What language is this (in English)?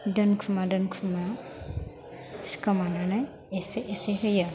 Bodo